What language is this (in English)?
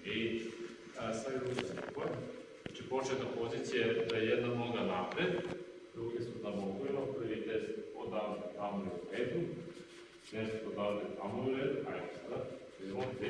Ukrainian